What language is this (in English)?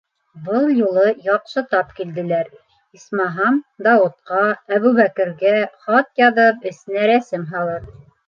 Bashkir